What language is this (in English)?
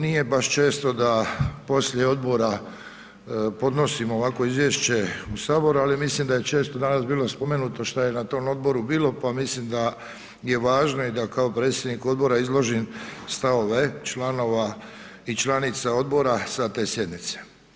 Croatian